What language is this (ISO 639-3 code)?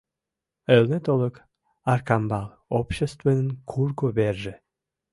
chm